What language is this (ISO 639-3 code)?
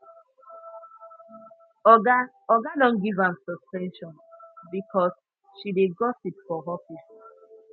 pcm